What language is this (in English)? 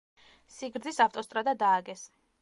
Georgian